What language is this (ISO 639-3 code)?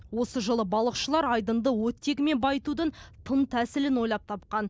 kaz